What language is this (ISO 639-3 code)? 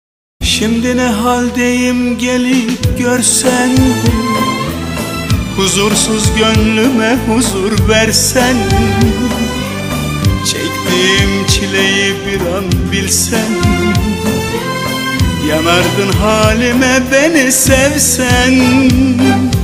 tur